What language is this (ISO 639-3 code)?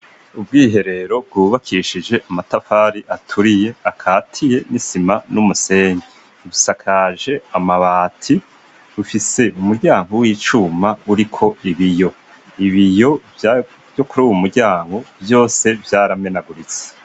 run